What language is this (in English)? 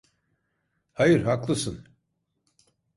Turkish